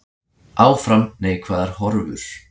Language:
Icelandic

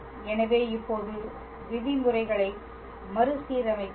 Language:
Tamil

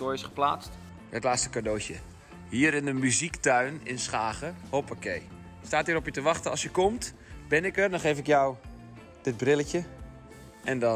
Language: Dutch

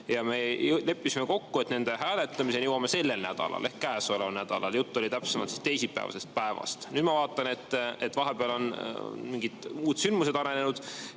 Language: Estonian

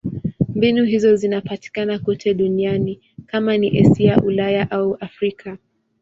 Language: Swahili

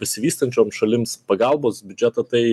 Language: Lithuanian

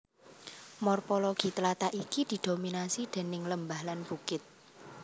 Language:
Javanese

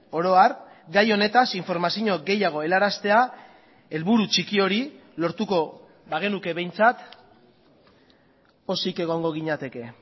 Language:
Basque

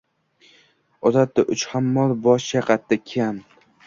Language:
Uzbek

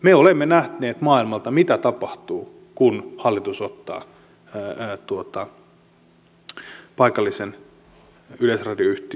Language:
Finnish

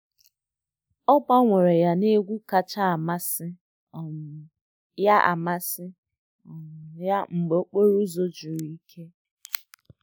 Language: Igbo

